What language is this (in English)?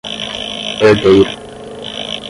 Portuguese